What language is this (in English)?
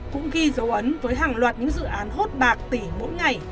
Vietnamese